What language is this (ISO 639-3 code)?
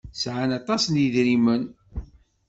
kab